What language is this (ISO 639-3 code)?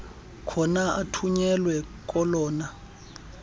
xho